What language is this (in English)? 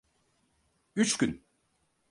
Turkish